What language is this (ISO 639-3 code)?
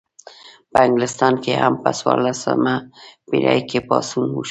pus